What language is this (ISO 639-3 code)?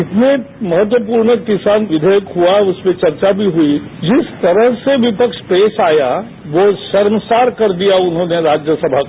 hin